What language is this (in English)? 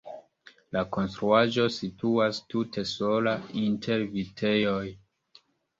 Esperanto